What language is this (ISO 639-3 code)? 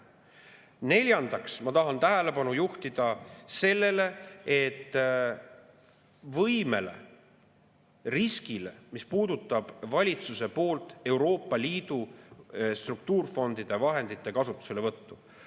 est